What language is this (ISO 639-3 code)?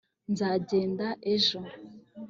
kin